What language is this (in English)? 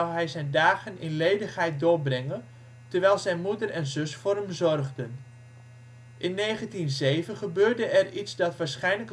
Dutch